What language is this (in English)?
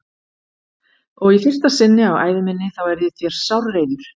Icelandic